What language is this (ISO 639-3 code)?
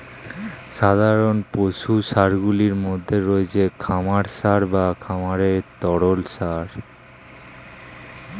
ben